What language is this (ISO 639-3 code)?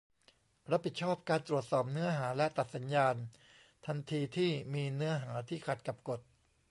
tha